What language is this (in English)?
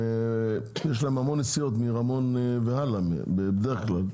Hebrew